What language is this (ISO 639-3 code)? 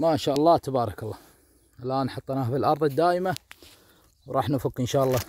ara